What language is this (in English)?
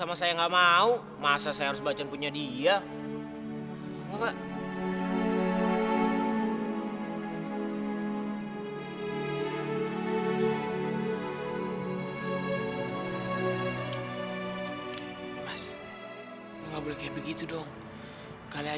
Indonesian